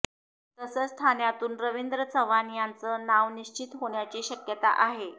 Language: Marathi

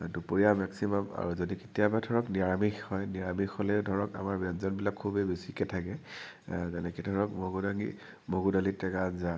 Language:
Assamese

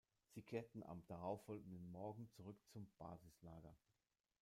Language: German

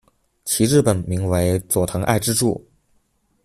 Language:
Chinese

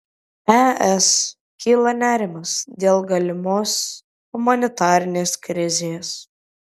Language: Lithuanian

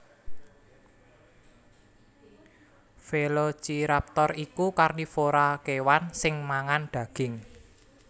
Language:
Javanese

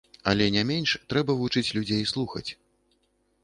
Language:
Belarusian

